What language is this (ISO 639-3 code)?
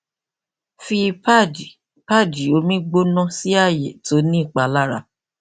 yor